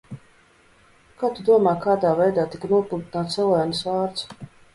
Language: Latvian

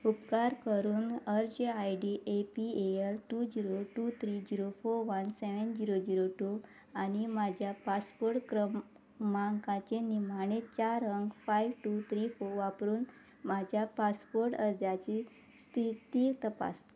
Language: Konkani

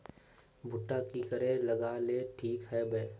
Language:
Magahi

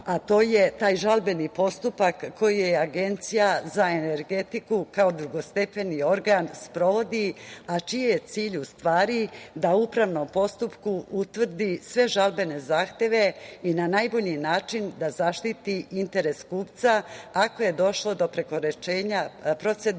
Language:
Serbian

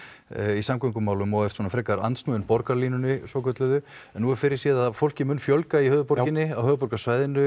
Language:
Icelandic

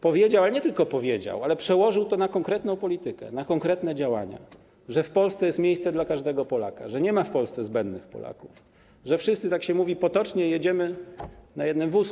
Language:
Polish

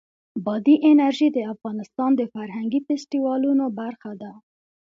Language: Pashto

